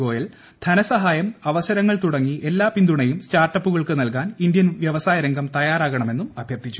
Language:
Malayalam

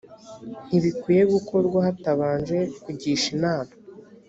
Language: Kinyarwanda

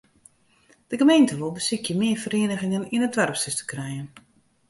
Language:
Western Frisian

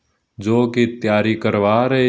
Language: Punjabi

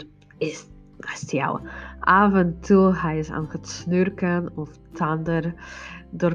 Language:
Dutch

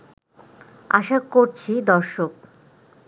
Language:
Bangla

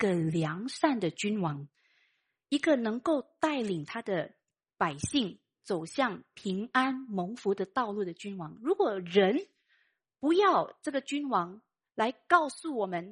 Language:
Chinese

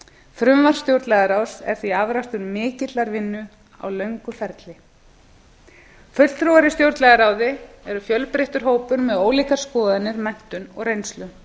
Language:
Icelandic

